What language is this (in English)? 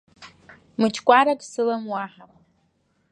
Abkhazian